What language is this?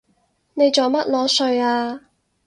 Cantonese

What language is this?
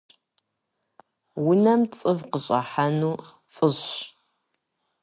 Kabardian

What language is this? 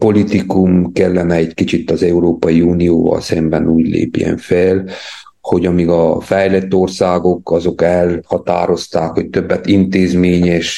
Hungarian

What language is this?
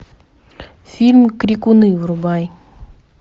Russian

